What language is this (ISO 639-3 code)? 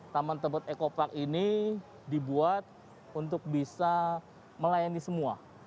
ind